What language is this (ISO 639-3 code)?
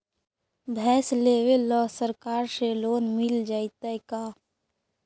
mag